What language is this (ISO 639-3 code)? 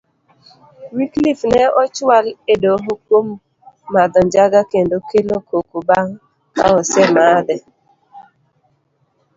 luo